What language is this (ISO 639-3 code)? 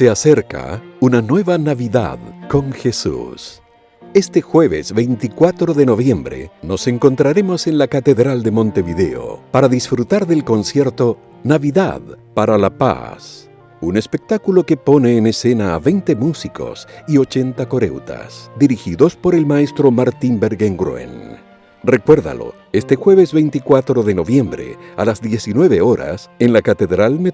spa